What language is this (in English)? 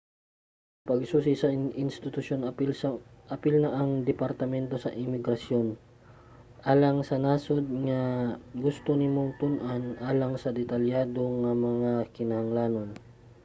Cebuano